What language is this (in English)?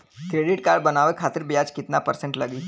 Bhojpuri